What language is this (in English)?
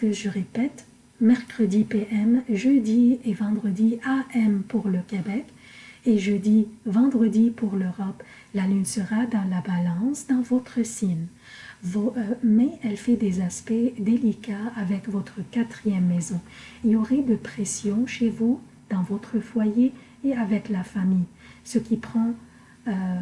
French